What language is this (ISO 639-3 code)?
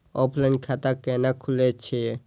mai